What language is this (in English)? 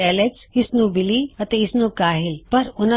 Punjabi